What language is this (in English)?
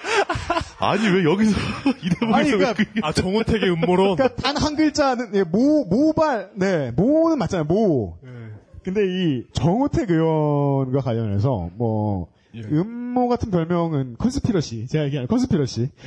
Korean